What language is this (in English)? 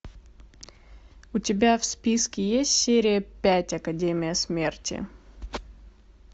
Russian